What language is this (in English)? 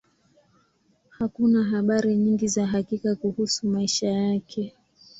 Swahili